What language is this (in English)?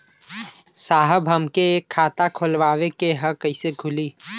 Bhojpuri